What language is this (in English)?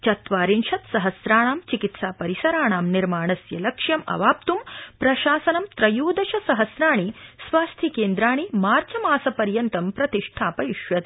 Sanskrit